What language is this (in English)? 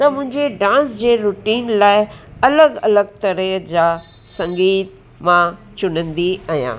Sindhi